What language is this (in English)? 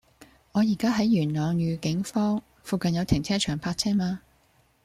Cantonese